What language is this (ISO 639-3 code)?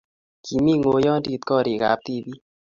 kln